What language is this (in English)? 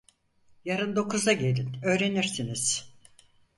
Turkish